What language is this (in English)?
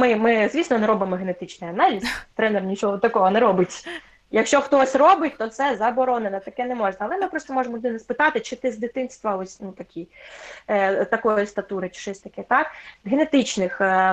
Ukrainian